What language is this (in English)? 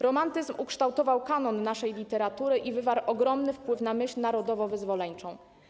Polish